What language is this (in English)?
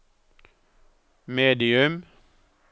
Norwegian